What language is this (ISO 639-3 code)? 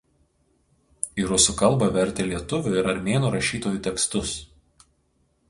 lit